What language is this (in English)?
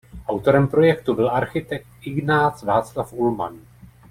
Czech